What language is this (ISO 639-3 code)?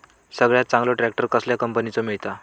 mar